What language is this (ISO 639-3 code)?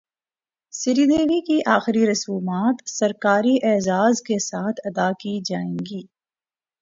urd